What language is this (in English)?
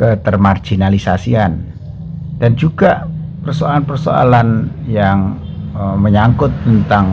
Indonesian